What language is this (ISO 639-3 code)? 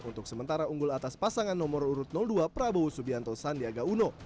ind